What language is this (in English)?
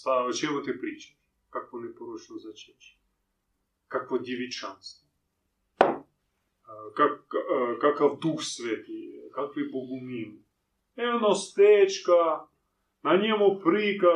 Croatian